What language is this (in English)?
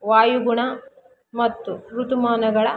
Kannada